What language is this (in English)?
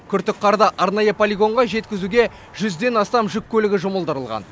Kazakh